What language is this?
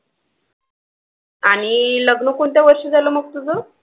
Marathi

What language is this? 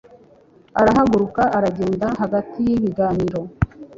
Kinyarwanda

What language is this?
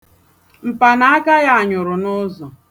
Igbo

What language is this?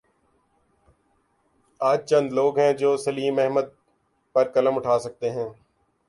Urdu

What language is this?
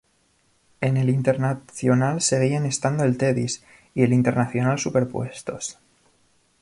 Spanish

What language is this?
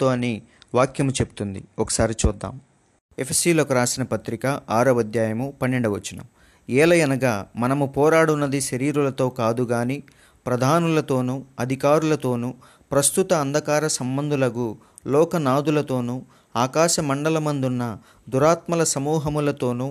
Telugu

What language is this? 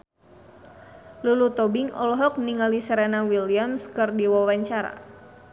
Sundanese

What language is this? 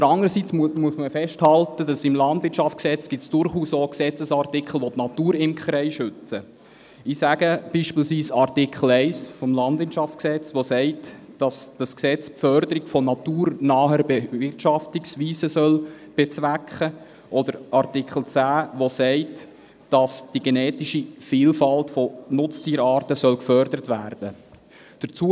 Swiss German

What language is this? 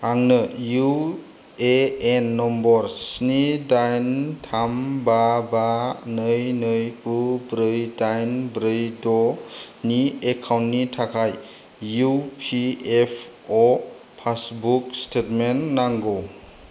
Bodo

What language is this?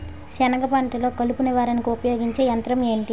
Telugu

